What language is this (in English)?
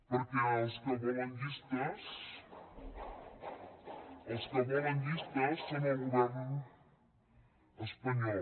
Catalan